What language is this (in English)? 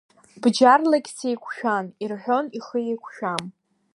Abkhazian